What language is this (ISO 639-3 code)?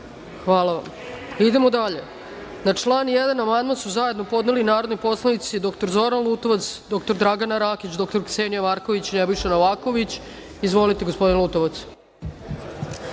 srp